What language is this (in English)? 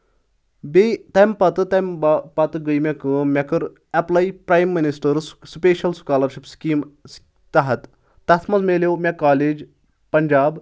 Kashmiri